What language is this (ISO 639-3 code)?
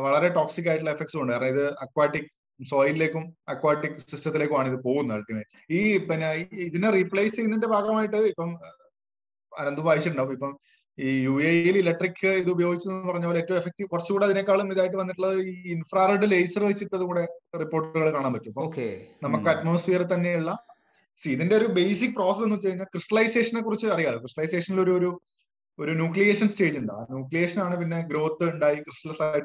mal